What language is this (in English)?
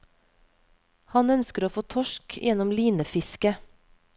Norwegian